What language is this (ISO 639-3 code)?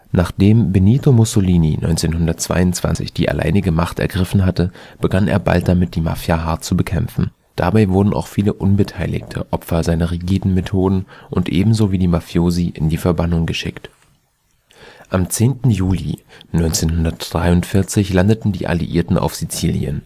deu